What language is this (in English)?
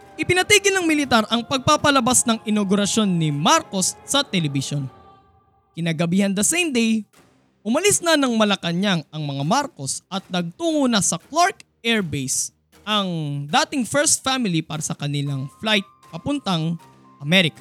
Filipino